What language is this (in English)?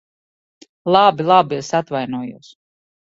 Latvian